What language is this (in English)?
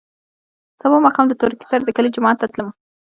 Pashto